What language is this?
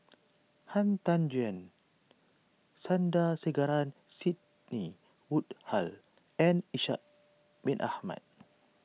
English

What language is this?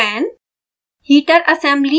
Hindi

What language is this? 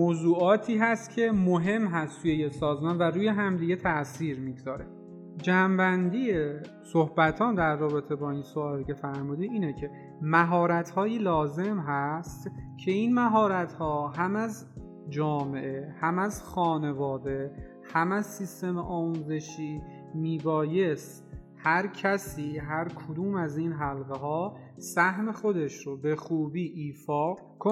Persian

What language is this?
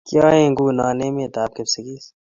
Kalenjin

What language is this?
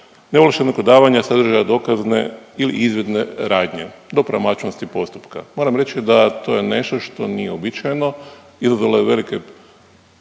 Croatian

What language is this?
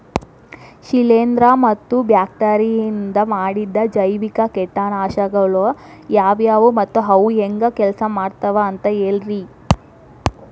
Kannada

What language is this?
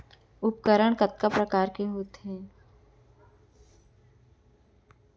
Chhattisgarhi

